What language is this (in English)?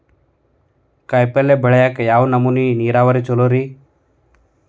Kannada